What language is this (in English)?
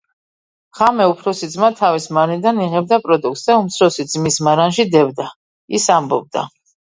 Georgian